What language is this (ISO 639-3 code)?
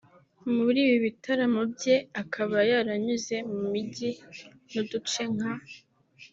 kin